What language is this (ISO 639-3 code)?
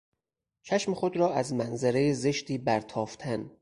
fas